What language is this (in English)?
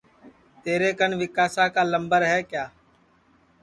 Sansi